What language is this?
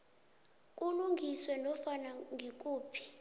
South Ndebele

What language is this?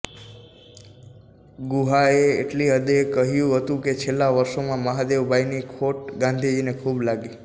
Gujarati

